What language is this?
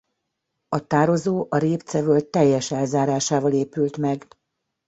Hungarian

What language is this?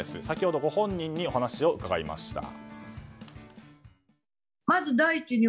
Japanese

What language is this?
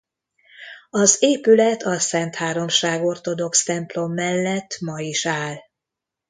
Hungarian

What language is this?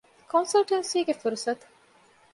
Divehi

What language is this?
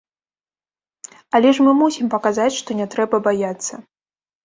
Belarusian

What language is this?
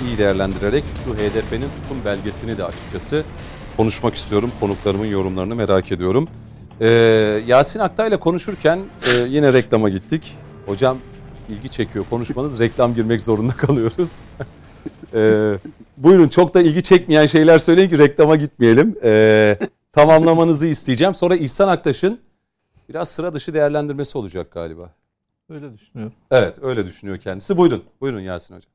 Turkish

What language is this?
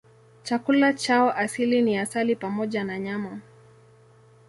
Swahili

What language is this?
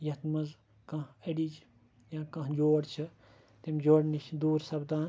Kashmiri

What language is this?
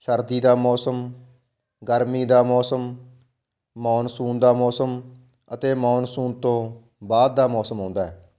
Punjabi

